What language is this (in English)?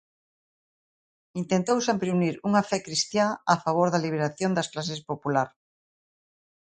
Galician